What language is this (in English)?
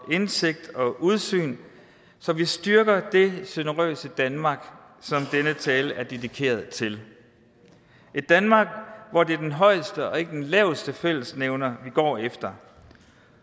Danish